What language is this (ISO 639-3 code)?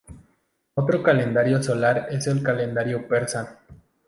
spa